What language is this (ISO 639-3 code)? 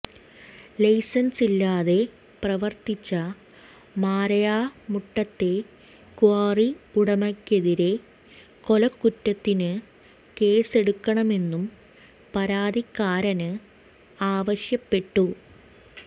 mal